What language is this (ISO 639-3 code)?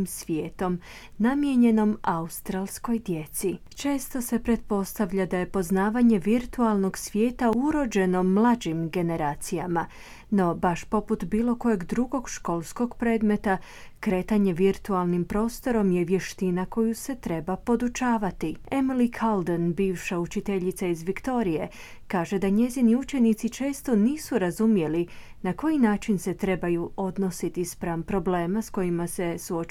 hrv